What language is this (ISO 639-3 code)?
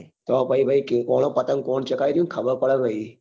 guj